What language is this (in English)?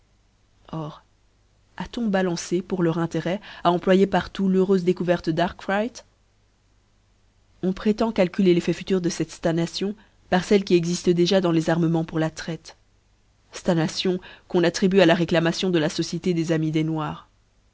French